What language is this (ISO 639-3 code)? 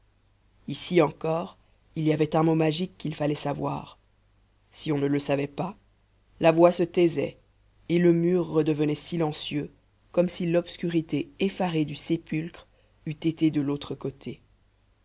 fra